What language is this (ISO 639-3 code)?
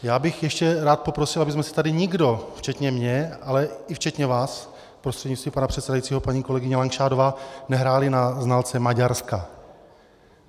ces